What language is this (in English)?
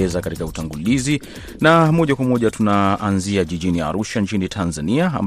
Swahili